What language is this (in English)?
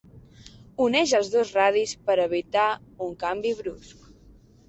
Catalan